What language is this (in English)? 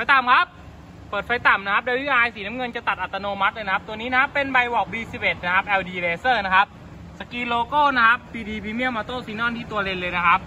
Thai